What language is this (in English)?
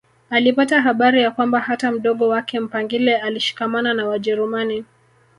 Swahili